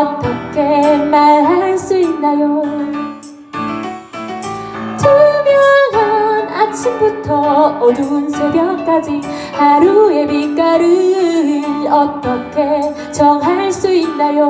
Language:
Korean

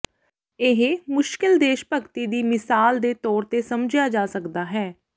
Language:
Punjabi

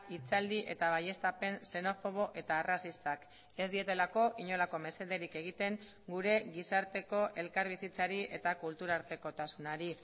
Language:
Basque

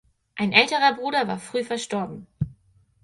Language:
German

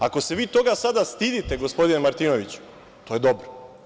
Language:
Serbian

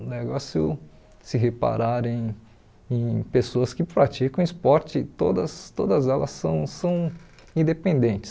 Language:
Portuguese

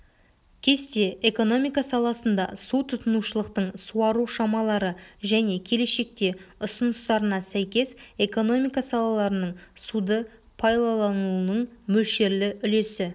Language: Kazakh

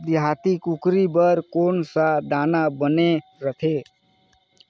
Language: Chhattisgarhi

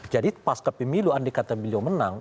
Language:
Indonesian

